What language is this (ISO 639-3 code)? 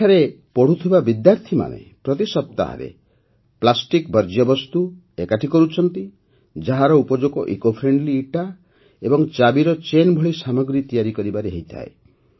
ori